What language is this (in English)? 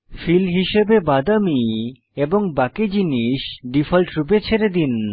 Bangla